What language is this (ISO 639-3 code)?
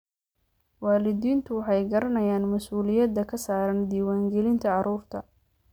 som